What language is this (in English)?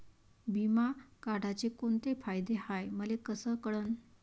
Marathi